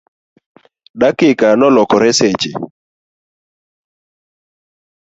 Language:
Luo (Kenya and Tanzania)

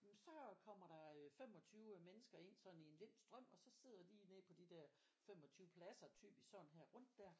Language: Danish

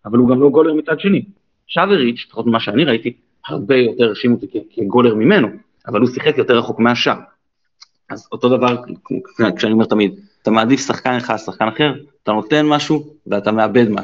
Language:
Hebrew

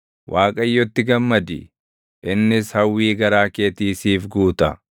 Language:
Oromo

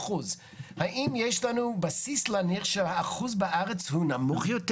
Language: Hebrew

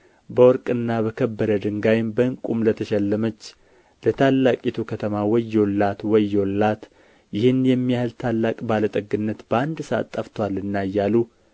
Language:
Amharic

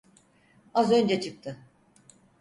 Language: Turkish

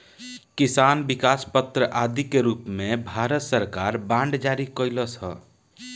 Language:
Bhojpuri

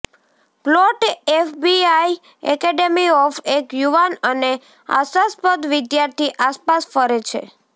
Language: Gujarati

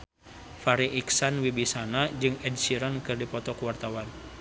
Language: Sundanese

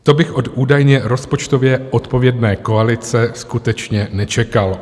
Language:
Czech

